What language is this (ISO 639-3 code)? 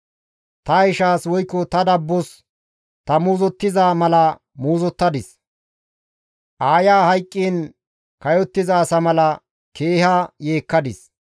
gmv